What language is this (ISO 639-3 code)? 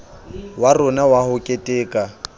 sot